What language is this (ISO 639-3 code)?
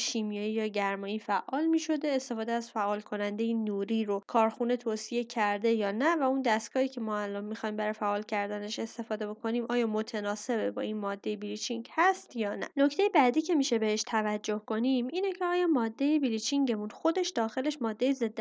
fas